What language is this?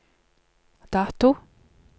Norwegian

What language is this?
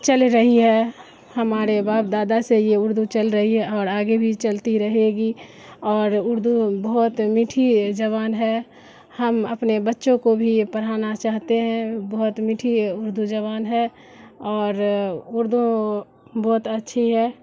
Urdu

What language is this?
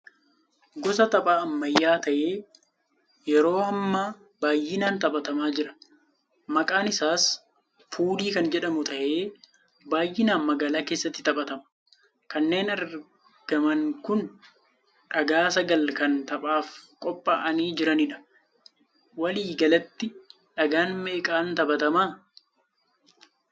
Oromo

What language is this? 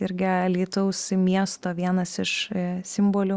Lithuanian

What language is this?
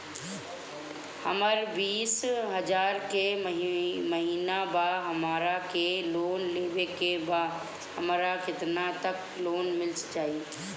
Bhojpuri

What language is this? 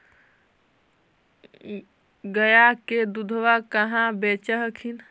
Magahi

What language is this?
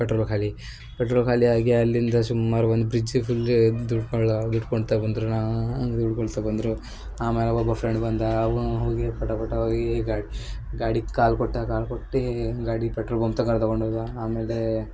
Kannada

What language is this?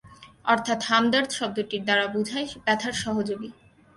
Bangla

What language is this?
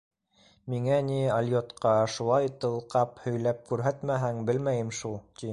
Bashkir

